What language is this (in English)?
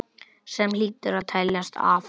Icelandic